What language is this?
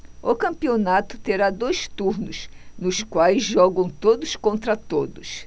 Portuguese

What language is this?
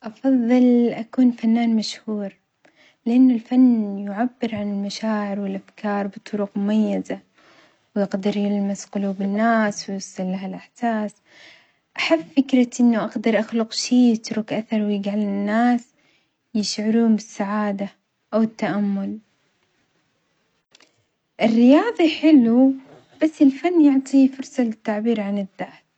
Omani Arabic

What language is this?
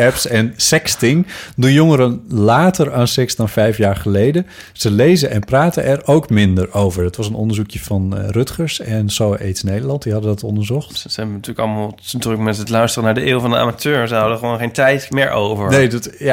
Dutch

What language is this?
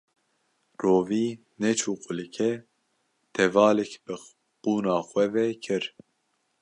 Kurdish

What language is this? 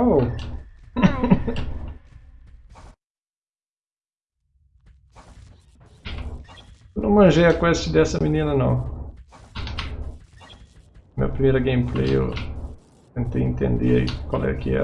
Portuguese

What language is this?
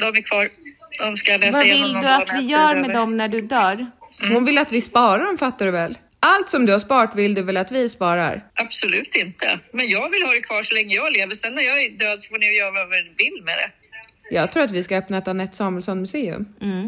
Swedish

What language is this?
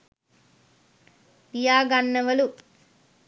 Sinhala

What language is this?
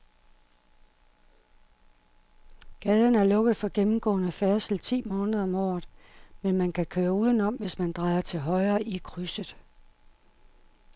Danish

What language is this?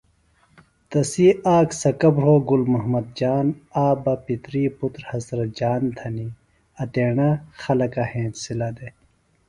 Phalura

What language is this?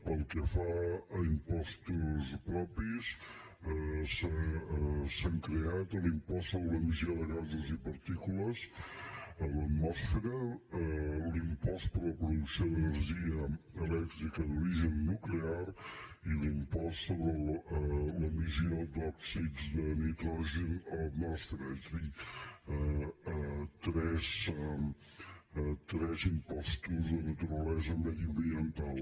Catalan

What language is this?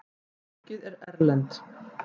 Icelandic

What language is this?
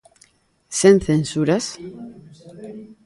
Galician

